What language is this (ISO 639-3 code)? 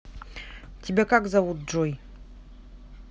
rus